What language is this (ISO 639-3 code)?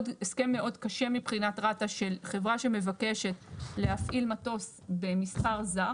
heb